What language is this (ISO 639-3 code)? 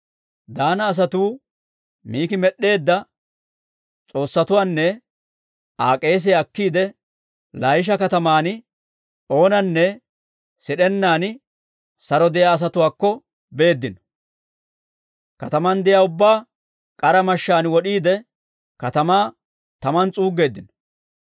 dwr